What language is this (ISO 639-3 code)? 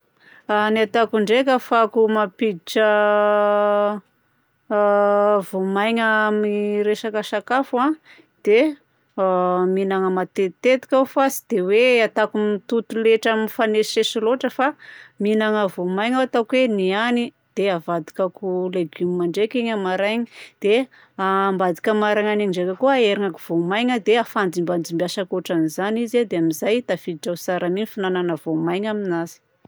bzc